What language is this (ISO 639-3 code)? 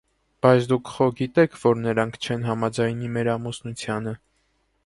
hye